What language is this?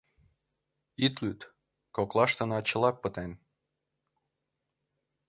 Mari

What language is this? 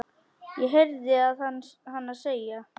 Icelandic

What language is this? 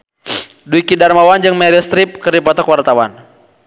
Sundanese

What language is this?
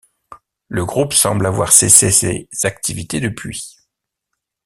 French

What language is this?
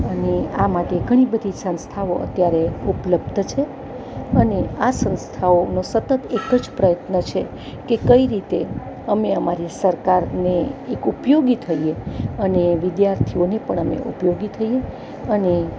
Gujarati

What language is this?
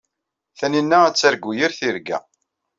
Kabyle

